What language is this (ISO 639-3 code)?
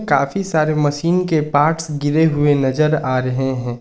hin